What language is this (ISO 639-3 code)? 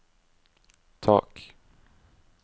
nor